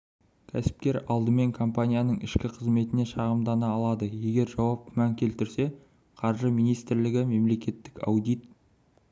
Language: Kazakh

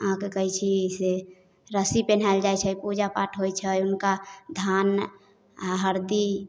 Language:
Maithili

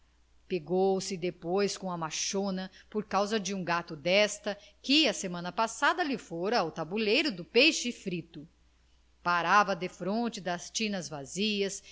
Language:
Portuguese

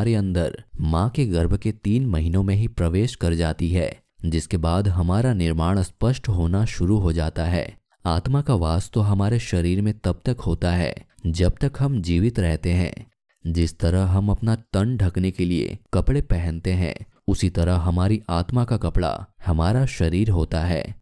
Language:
Hindi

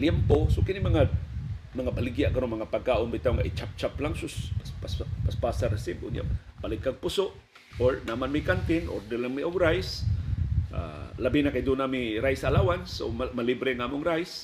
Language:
Filipino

